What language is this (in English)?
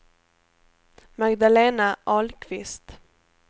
Swedish